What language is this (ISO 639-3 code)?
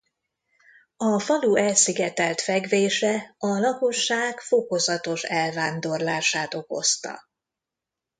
hun